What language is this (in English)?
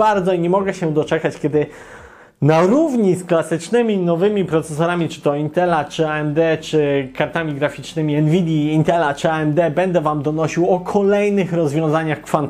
Polish